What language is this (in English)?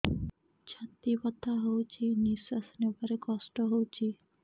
Odia